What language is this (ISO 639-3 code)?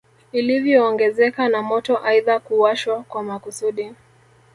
swa